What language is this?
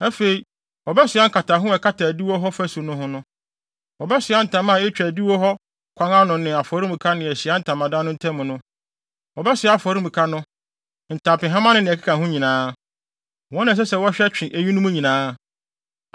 Akan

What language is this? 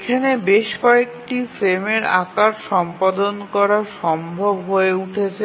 Bangla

